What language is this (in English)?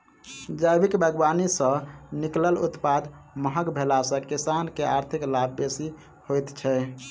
Maithili